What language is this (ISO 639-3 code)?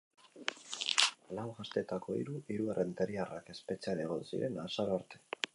eus